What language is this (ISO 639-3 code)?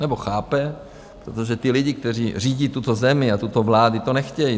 ces